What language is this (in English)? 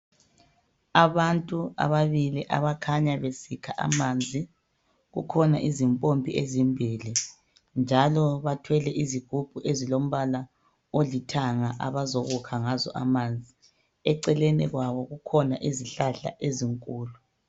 North Ndebele